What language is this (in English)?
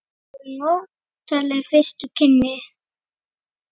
Icelandic